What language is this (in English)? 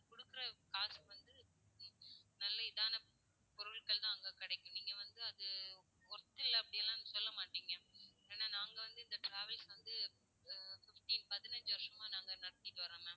Tamil